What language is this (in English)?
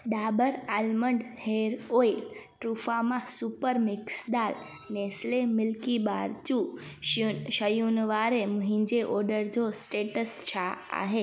Sindhi